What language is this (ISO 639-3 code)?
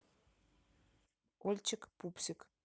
rus